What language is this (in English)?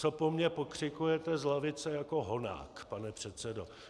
Czech